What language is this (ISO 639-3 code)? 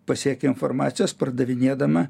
lit